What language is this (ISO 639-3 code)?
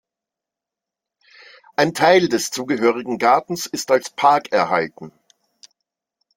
deu